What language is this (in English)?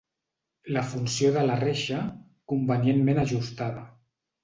Catalan